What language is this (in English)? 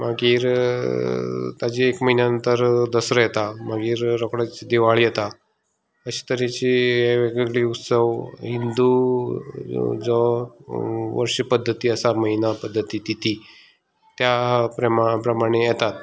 Konkani